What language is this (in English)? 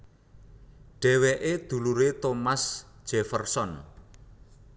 Javanese